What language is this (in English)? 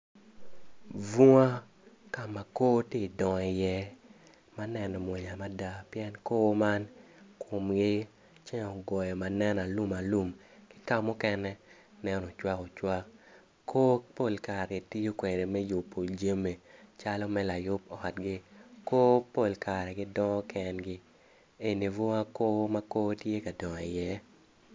Acoli